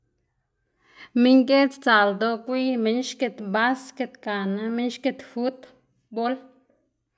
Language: Xanaguía Zapotec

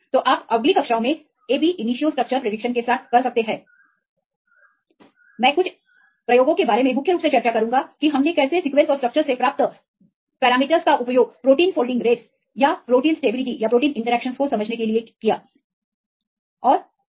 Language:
Hindi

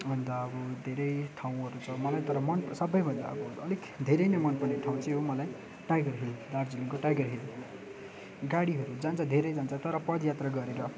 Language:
Nepali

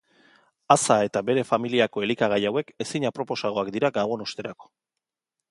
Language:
Basque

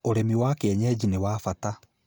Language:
Kikuyu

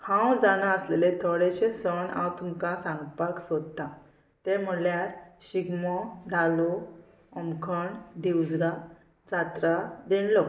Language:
Konkani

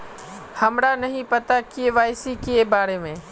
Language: Magahi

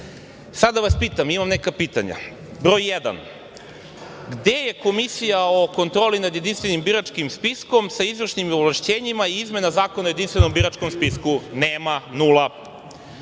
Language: Serbian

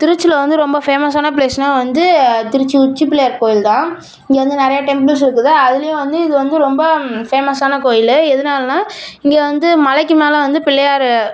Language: Tamil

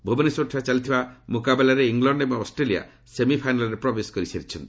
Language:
Odia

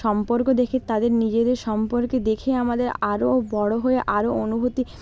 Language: Bangla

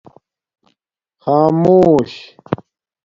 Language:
Domaaki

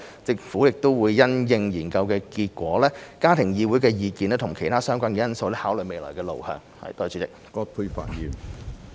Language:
Cantonese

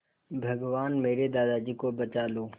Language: Hindi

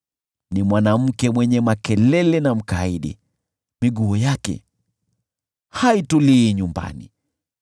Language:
Swahili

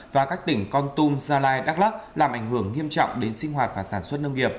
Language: Vietnamese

